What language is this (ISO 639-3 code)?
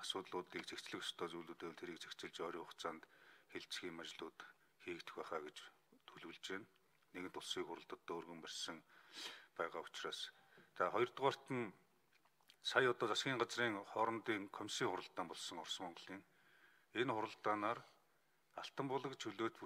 ron